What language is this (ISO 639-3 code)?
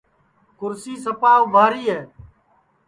ssi